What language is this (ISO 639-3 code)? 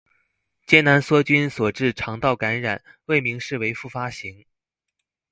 zho